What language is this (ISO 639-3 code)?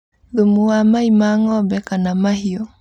kik